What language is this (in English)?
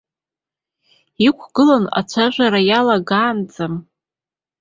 Abkhazian